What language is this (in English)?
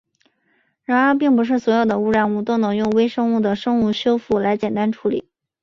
Chinese